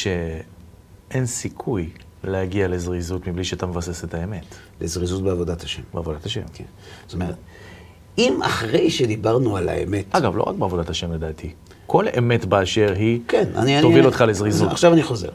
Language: Hebrew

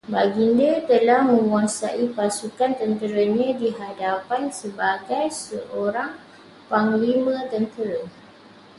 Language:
Malay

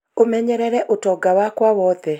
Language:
Kikuyu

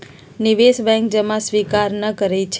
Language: Magahi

